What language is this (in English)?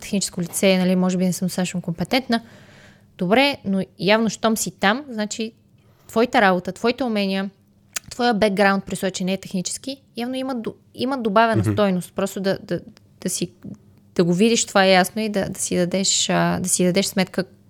Bulgarian